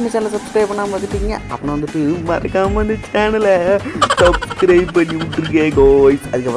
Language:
Indonesian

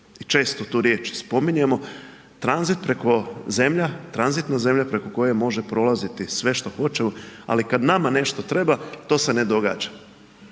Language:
Croatian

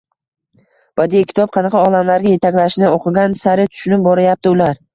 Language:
Uzbek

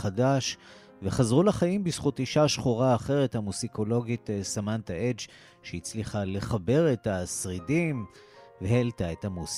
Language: Hebrew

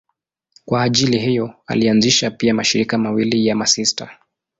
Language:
Swahili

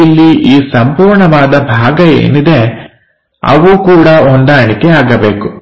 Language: Kannada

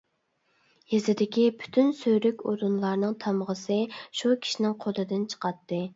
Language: Uyghur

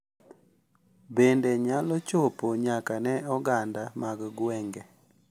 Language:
Luo (Kenya and Tanzania)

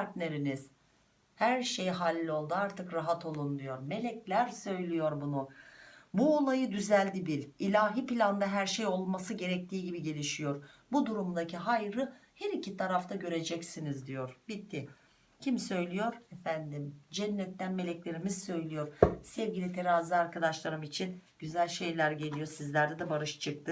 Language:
Turkish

